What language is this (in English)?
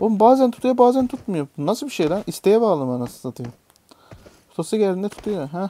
Turkish